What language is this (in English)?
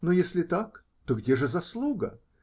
Russian